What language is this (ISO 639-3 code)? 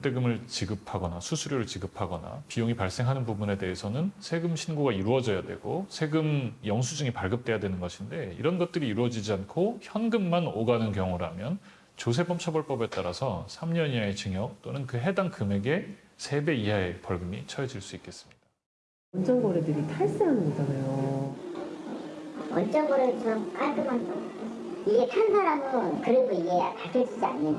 kor